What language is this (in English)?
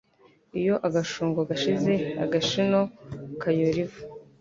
Kinyarwanda